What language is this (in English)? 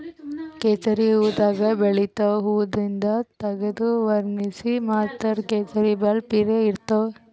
Kannada